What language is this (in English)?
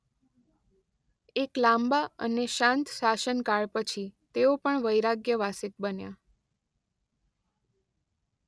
Gujarati